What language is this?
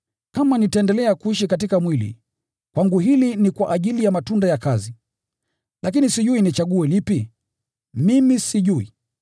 Swahili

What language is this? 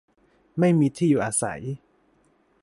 Thai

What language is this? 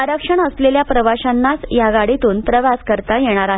Marathi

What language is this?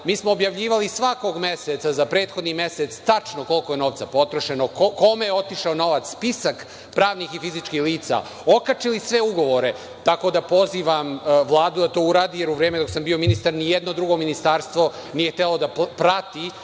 Serbian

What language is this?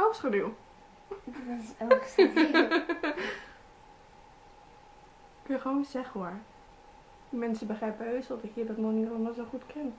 Dutch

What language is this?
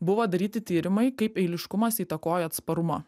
Lithuanian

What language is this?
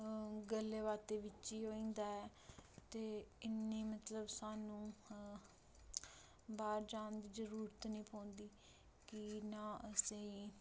Dogri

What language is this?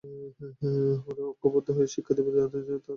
Bangla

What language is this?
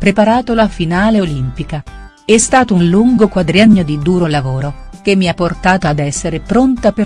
Italian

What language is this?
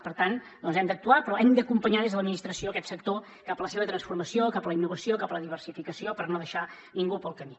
Catalan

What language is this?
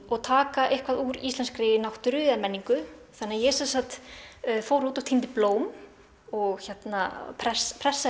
Icelandic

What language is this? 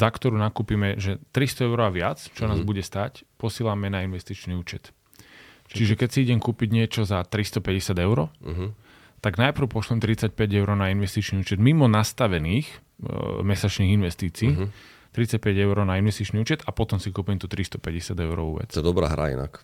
Slovak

